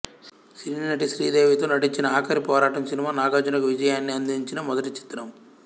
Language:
Telugu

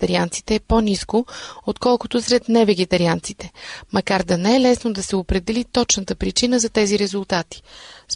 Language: Bulgarian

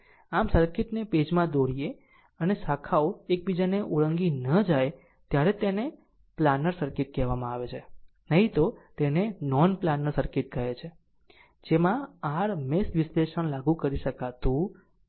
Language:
Gujarati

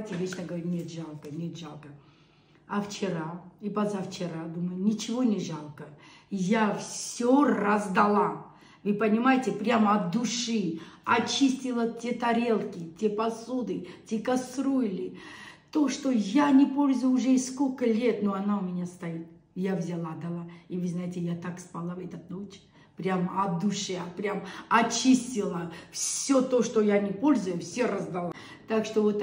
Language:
Russian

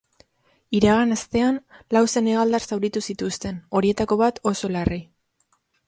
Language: Basque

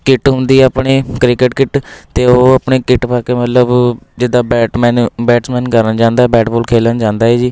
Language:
Punjabi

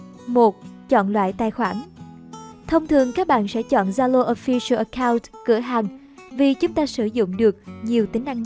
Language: Vietnamese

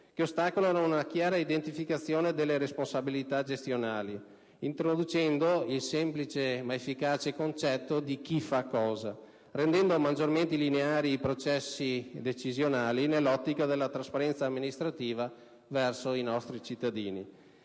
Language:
Italian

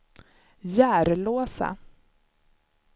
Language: Swedish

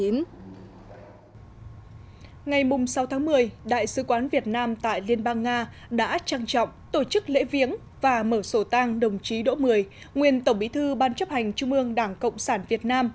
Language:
Vietnamese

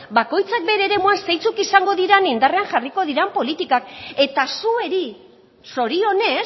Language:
Basque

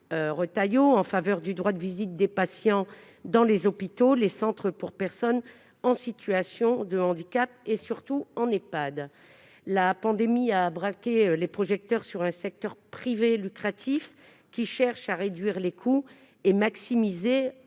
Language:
French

